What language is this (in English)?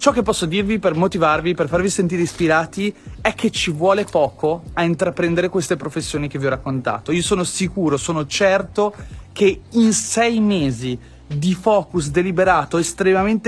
Italian